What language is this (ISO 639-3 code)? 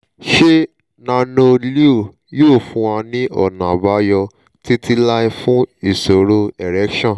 yor